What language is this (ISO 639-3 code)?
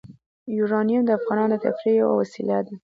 pus